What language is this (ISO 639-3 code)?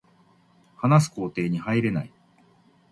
jpn